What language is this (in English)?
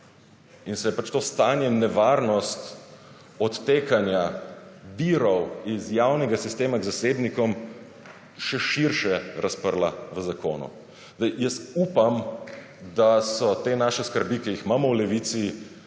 Slovenian